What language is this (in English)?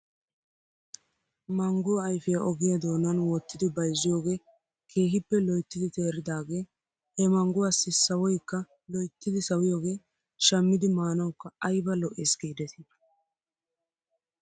Wolaytta